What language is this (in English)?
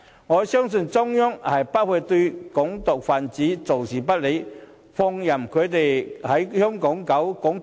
Cantonese